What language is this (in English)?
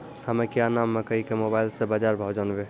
Maithili